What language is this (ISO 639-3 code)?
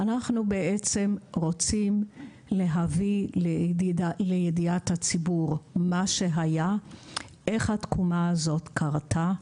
heb